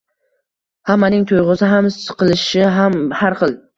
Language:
Uzbek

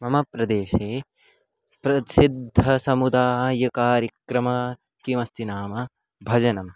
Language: Sanskrit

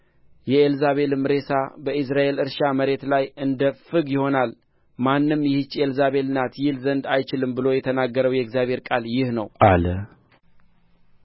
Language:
Amharic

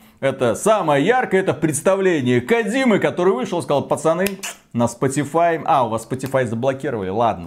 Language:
Russian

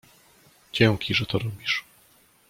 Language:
Polish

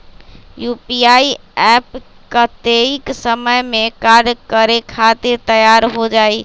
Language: Magahi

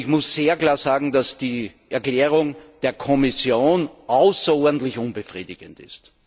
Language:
German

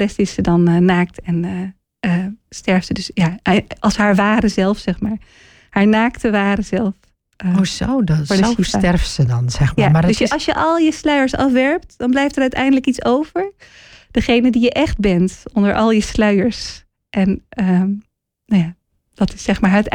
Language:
Dutch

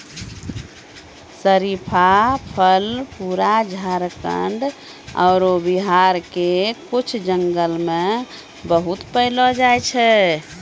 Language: Maithili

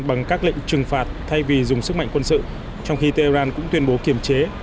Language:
Vietnamese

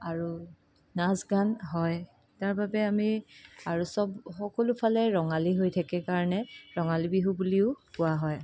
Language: Assamese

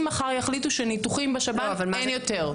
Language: Hebrew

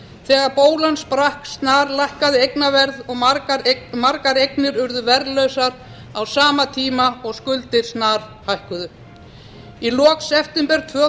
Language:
Icelandic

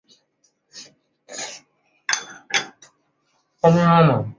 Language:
Chinese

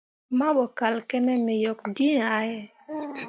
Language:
Mundang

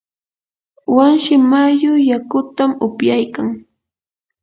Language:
Yanahuanca Pasco Quechua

